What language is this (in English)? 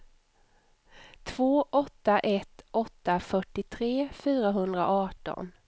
Swedish